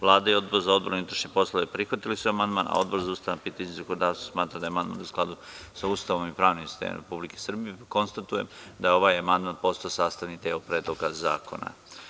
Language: Serbian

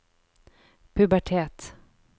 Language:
Norwegian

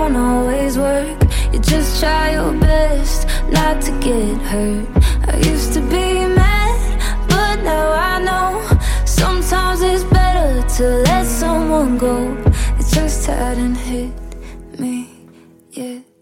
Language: Korean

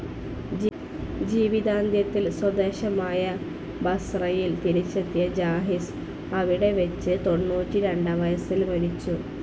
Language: Malayalam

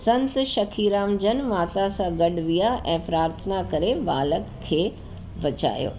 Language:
Sindhi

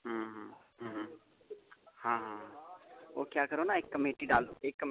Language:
Dogri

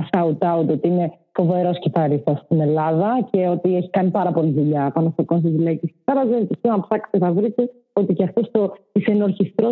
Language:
Greek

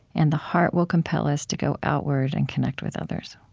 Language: English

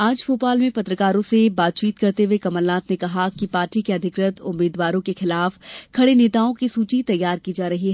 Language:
Hindi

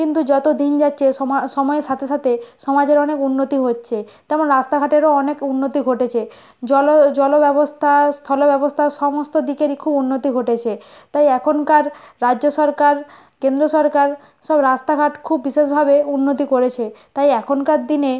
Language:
Bangla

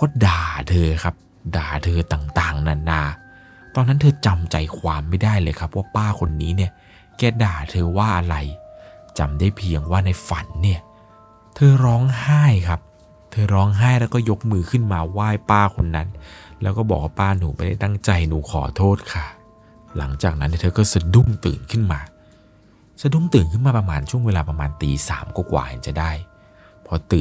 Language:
Thai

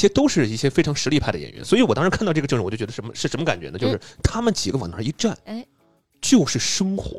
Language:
Chinese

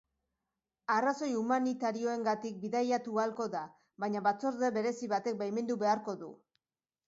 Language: Basque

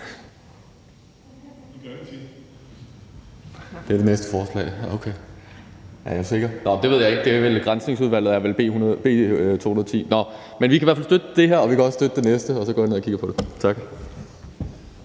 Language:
Danish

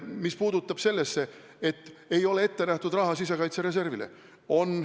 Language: Estonian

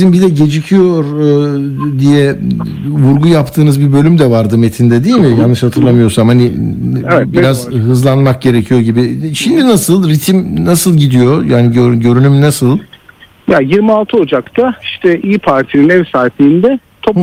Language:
Turkish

